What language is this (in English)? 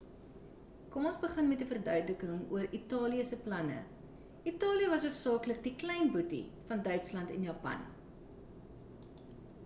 Afrikaans